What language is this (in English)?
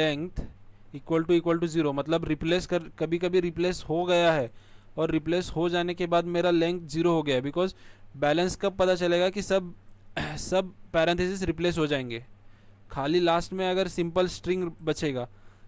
Hindi